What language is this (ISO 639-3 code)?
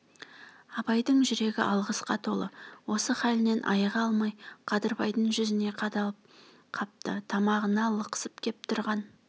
kaz